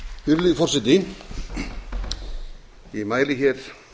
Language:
Icelandic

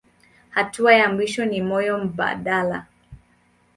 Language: Swahili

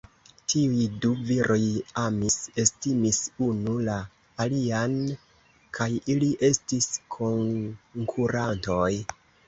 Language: Esperanto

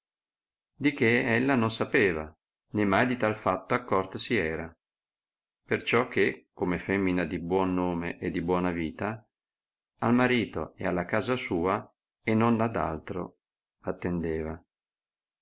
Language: Italian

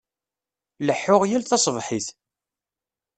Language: Kabyle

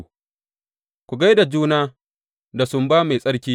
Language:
Hausa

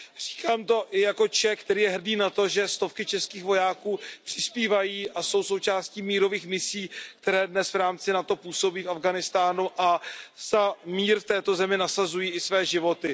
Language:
Czech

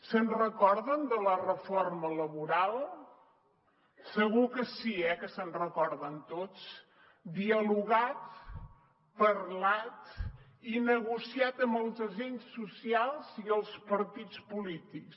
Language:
Catalan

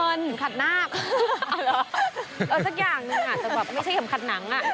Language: Thai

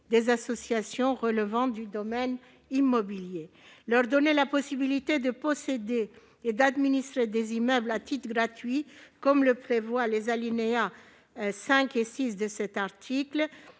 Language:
French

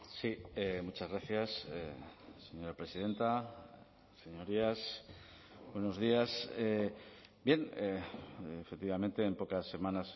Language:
Spanish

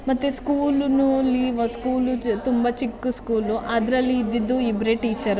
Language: Kannada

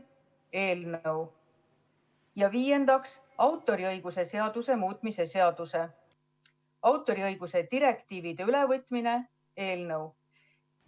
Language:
Estonian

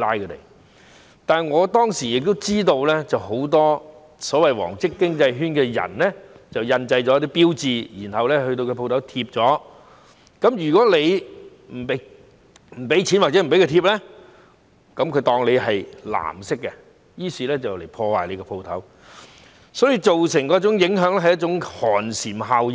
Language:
Cantonese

